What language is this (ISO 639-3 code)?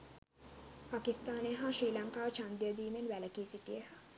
sin